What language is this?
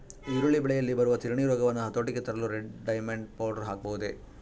Kannada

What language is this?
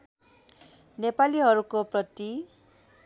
Nepali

